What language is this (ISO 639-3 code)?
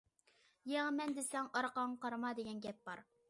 uig